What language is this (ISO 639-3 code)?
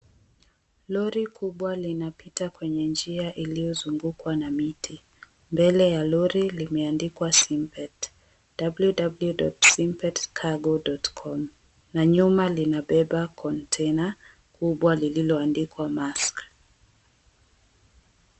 swa